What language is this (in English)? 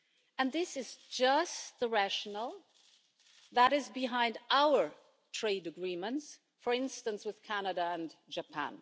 English